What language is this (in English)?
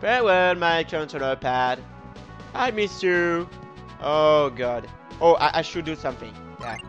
English